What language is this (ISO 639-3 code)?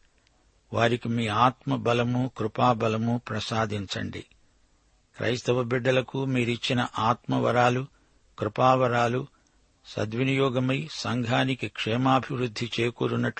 tel